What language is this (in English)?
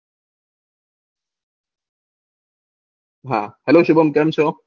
Gujarati